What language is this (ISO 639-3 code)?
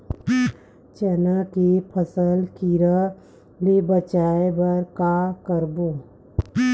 hne